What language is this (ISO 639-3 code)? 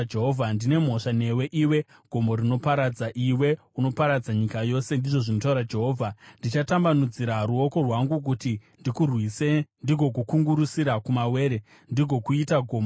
sna